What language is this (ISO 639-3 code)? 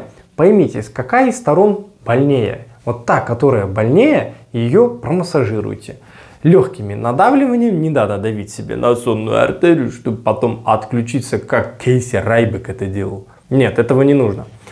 rus